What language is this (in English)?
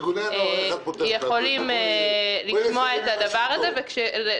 Hebrew